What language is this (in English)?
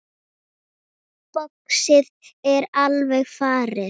Icelandic